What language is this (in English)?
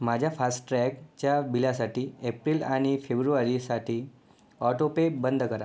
Marathi